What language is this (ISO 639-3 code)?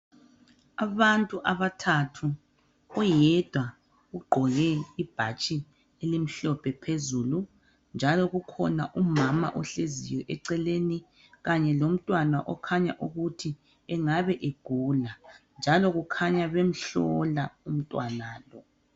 nde